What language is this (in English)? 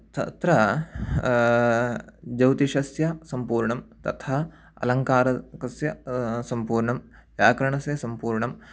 Sanskrit